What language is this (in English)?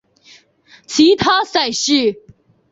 Chinese